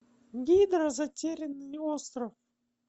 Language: Russian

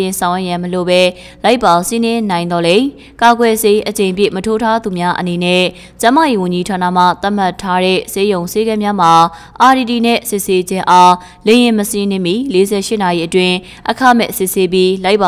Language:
Korean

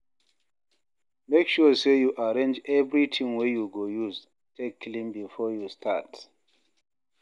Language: Nigerian Pidgin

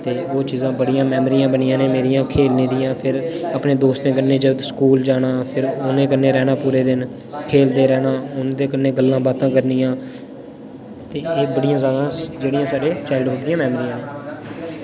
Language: Dogri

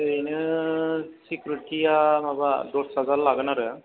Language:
Bodo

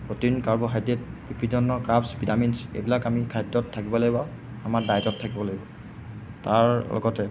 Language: Assamese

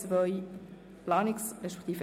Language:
Swiss German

